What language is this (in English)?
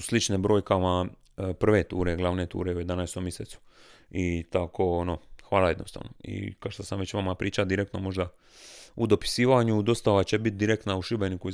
Croatian